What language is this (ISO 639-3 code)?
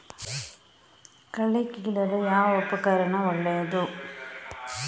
kan